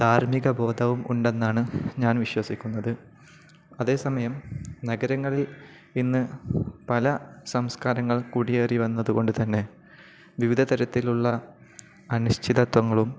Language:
Malayalam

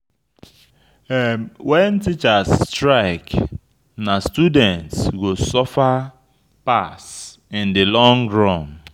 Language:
Nigerian Pidgin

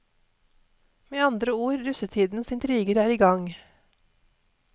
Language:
Norwegian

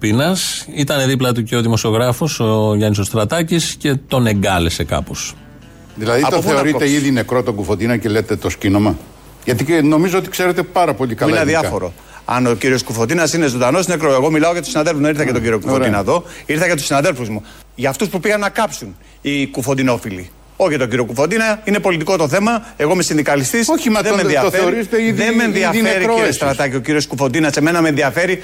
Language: Greek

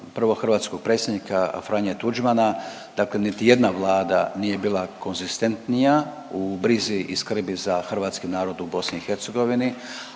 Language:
Croatian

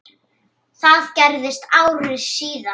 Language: Icelandic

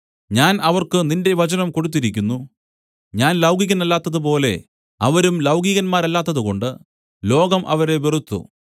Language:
Malayalam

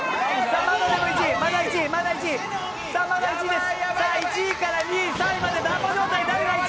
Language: Japanese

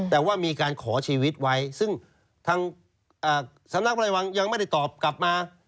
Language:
Thai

